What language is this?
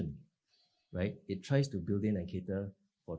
Indonesian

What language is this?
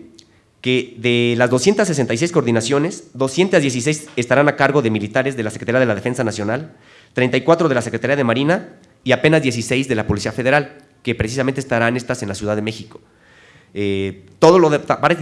Spanish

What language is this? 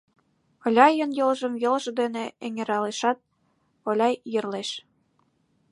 Mari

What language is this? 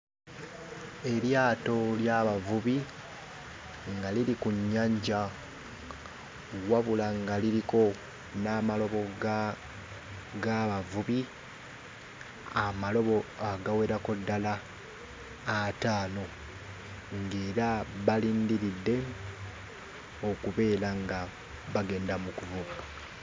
Ganda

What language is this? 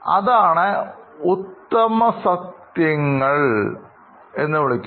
Malayalam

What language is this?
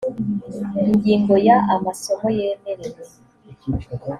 Kinyarwanda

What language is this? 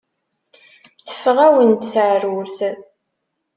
Kabyle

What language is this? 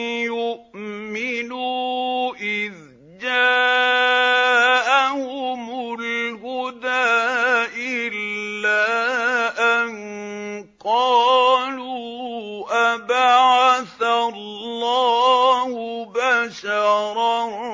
Arabic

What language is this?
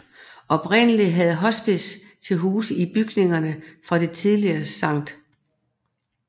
Danish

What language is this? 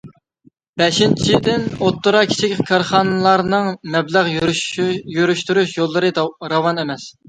Uyghur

